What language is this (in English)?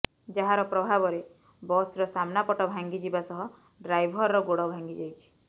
Odia